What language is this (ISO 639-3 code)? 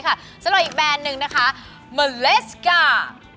tha